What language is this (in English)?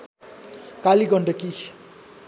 Nepali